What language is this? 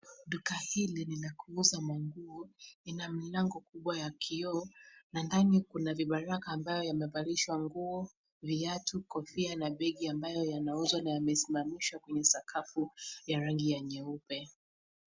Swahili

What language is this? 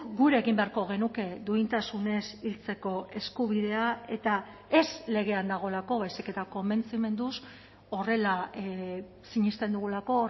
Basque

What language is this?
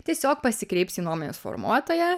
Lithuanian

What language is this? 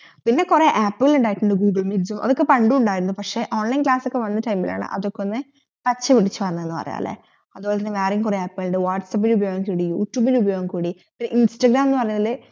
Malayalam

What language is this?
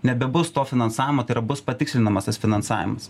Lithuanian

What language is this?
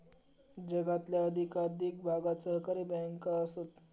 Marathi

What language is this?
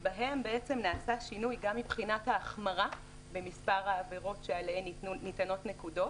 Hebrew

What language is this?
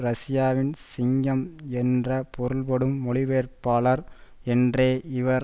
Tamil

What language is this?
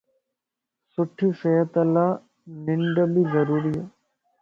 Lasi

